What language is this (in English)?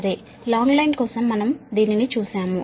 Telugu